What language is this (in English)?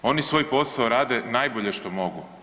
Croatian